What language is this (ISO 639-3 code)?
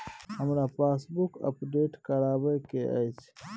mai